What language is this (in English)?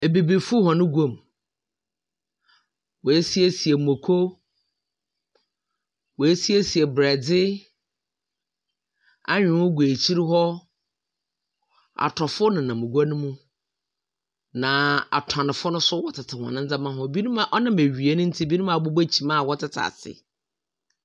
Akan